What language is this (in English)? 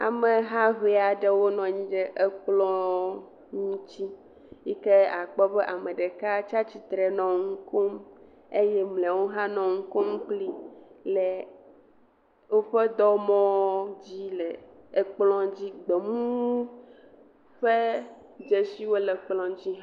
Ewe